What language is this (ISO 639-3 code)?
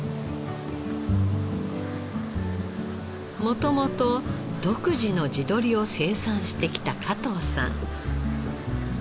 jpn